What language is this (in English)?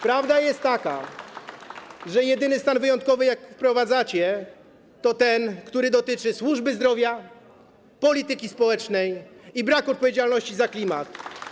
Polish